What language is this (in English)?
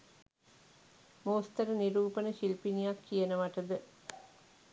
Sinhala